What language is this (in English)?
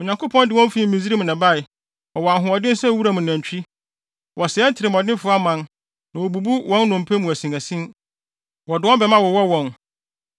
Akan